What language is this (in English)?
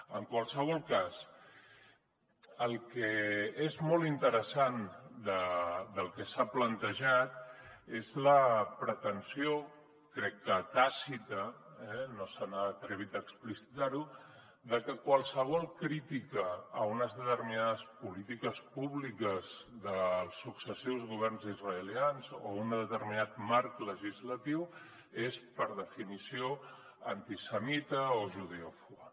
Catalan